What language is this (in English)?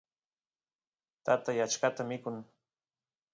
Santiago del Estero Quichua